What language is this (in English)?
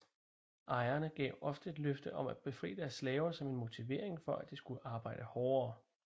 Danish